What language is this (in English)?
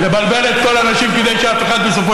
Hebrew